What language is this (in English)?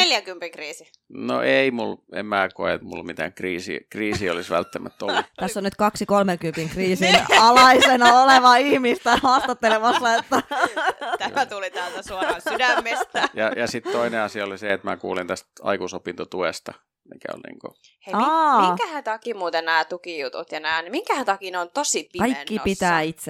Finnish